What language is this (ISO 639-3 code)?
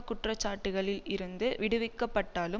tam